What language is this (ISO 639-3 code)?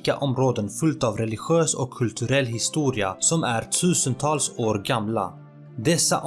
swe